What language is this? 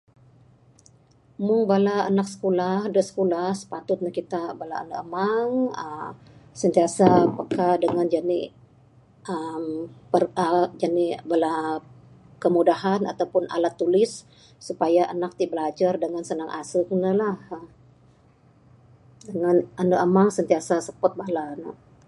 Bukar-Sadung Bidayuh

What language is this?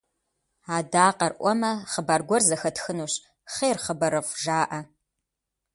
Kabardian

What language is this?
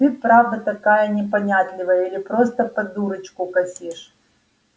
Russian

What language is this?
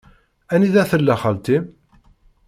Kabyle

